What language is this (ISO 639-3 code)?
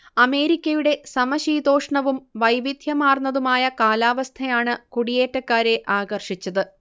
mal